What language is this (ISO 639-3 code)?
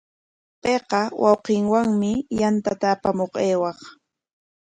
qwa